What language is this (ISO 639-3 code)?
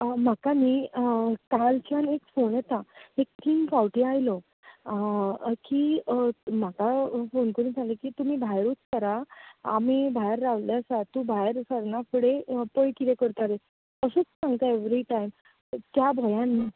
kok